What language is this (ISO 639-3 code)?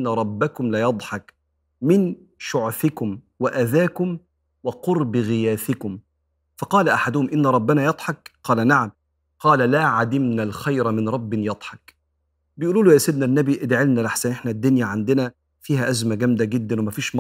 ara